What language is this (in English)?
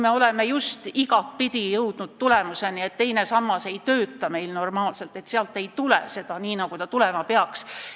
Estonian